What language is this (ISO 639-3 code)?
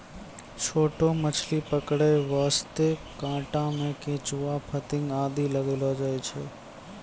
mai